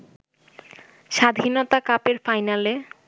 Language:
Bangla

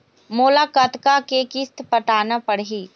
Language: Chhattisgarhi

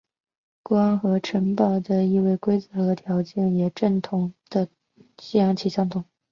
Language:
Chinese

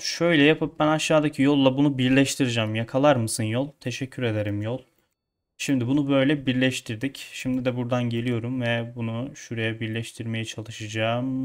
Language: Turkish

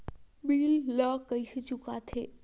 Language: Chhattisgarhi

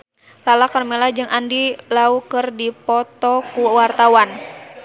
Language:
Sundanese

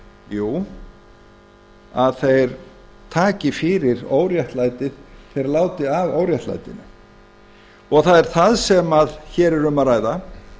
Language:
Icelandic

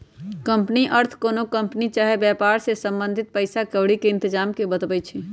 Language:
Magahi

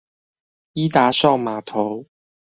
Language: Chinese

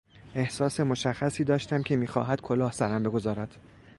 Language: Persian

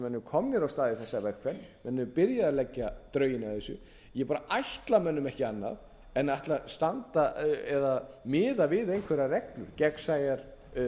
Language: Icelandic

